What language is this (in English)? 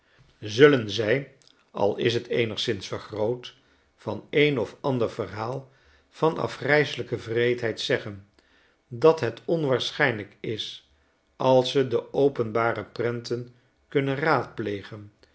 Dutch